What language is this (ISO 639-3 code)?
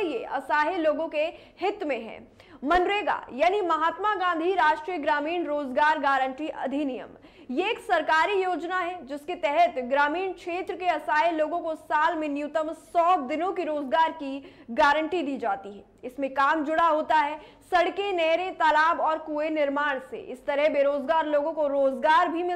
hin